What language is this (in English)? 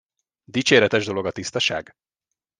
Hungarian